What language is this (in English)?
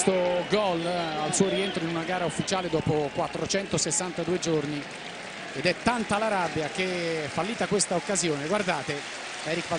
Italian